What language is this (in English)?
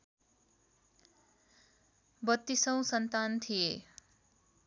Nepali